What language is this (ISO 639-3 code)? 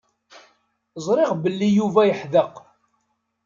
kab